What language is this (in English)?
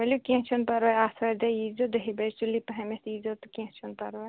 Kashmiri